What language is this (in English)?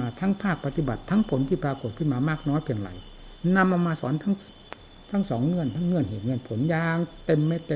Thai